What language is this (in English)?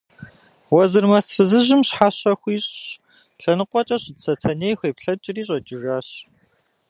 Kabardian